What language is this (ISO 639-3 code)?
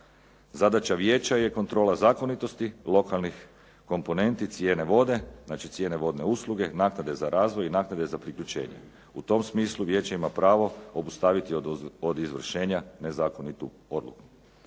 hrv